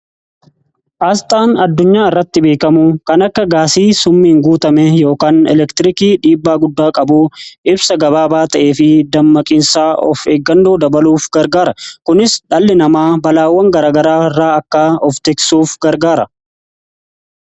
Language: Oromo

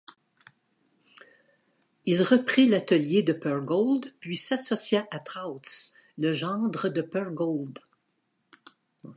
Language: French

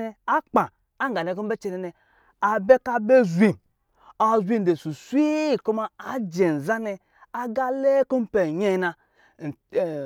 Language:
Lijili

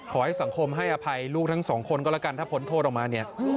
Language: Thai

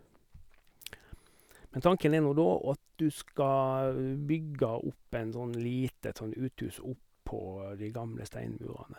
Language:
Norwegian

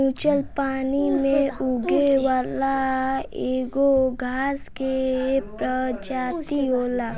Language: Bhojpuri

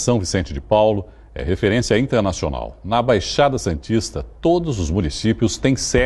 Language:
Portuguese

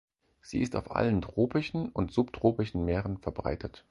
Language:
German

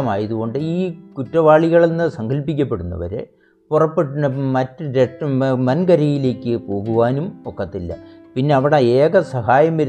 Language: Malayalam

